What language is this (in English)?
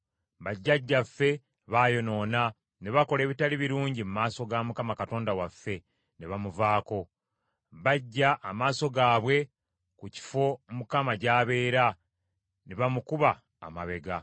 Ganda